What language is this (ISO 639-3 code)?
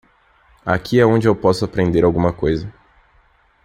por